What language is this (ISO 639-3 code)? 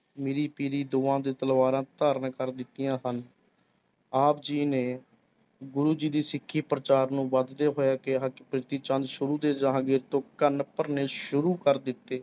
pan